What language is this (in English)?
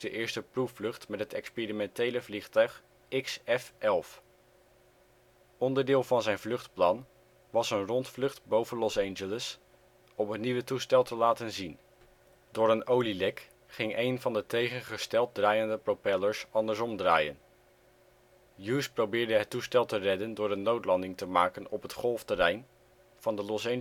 Dutch